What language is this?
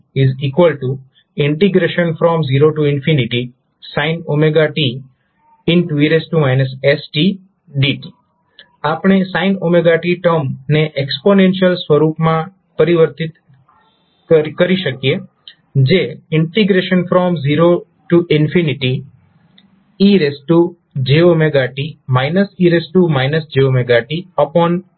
Gujarati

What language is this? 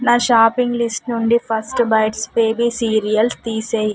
Telugu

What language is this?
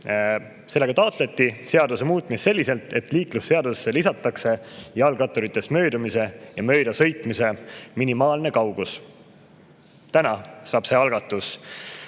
Estonian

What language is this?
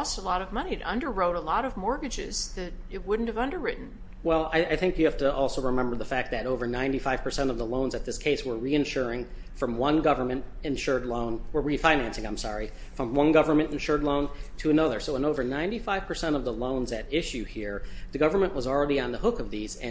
English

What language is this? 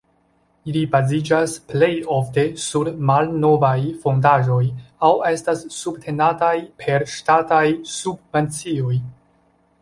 Esperanto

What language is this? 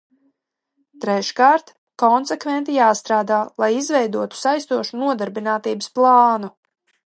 Latvian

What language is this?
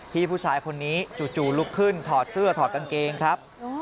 Thai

